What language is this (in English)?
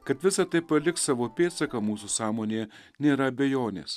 Lithuanian